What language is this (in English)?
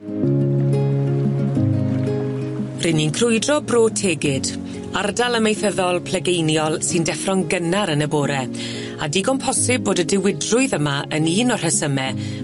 Welsh